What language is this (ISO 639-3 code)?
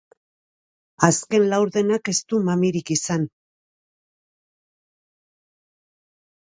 eus